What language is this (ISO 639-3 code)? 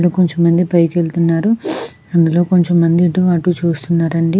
tel